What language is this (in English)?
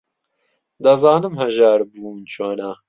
Central Kurdish